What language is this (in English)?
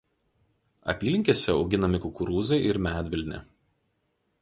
Lithuanian